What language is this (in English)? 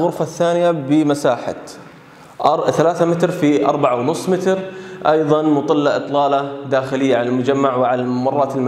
Arabic